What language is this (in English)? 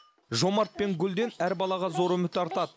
Kazakh